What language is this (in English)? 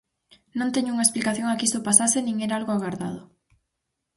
Galician